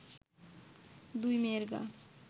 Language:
Bangla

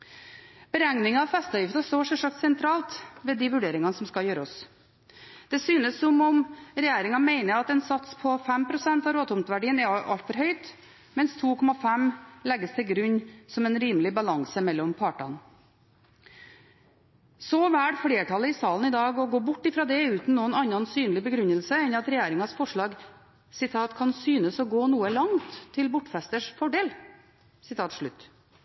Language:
Norwegian Bokmål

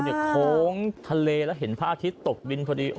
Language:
Thai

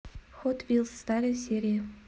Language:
Russian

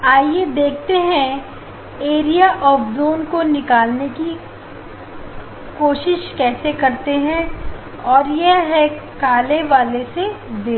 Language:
Hindi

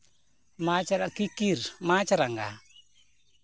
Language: Santali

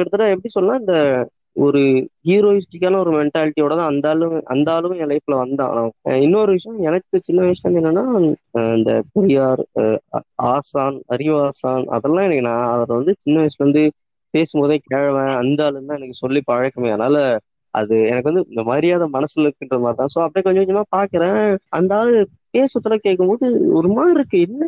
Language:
Tamil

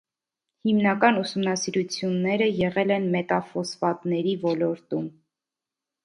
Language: Armenian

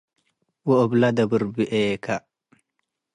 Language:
Tigre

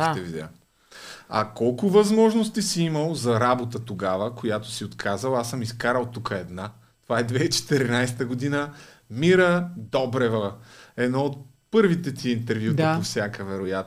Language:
Bulgarian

